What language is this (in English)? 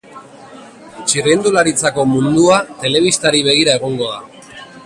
Basque